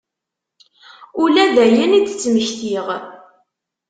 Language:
Kabyle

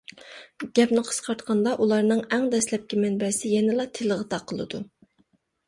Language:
Uyghur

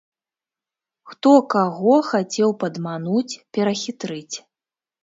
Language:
Belarusian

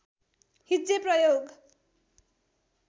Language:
Nepali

